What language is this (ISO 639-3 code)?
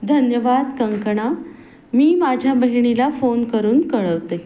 mar